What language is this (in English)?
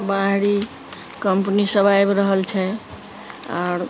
Maithili